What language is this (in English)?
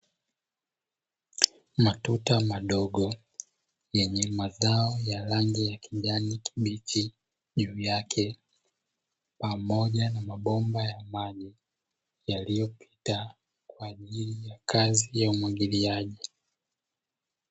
Swahili